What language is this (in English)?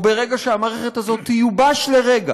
Hebrew